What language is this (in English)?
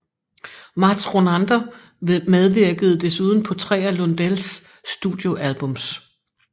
Danish